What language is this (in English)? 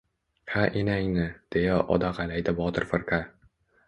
Uzbek